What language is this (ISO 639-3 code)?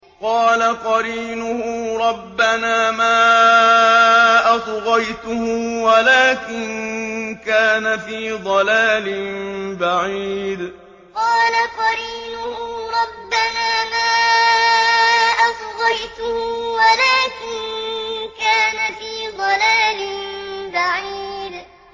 ara